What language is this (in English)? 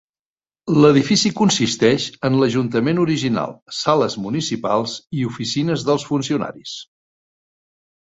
Catalan